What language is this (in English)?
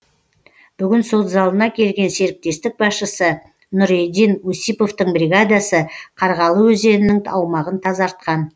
Kazakh